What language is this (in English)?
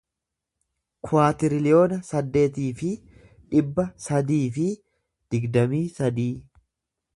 Oromo